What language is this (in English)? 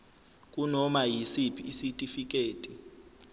Zulu